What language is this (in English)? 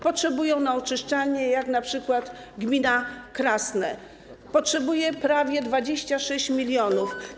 Polish